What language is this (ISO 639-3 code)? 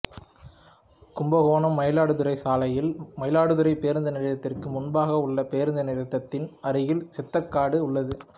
tam